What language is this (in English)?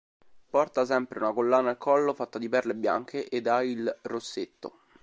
Italian